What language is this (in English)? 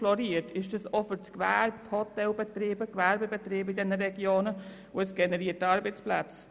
Swiss German